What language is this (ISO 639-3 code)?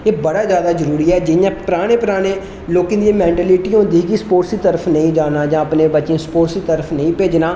doi